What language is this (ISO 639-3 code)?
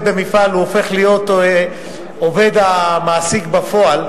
heb